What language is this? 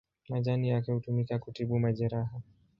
Swahili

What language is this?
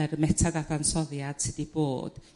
Welsh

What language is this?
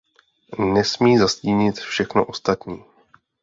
Czech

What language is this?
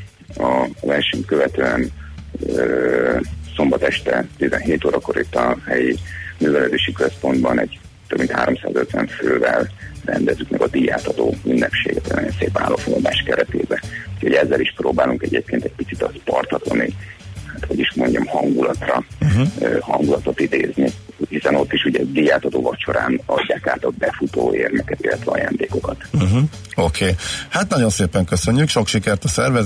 Hungarian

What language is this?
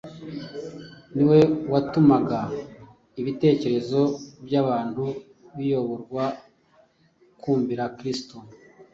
Kinyarwanda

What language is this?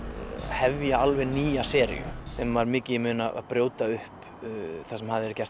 Icelandic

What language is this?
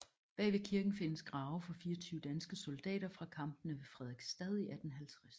Danish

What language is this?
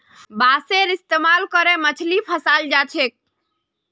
Magahi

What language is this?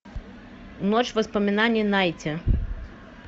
Russian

